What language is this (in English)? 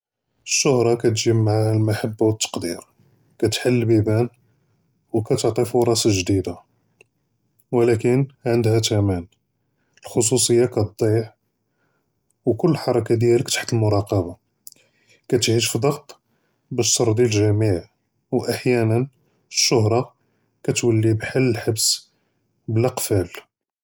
Judeo-Arabic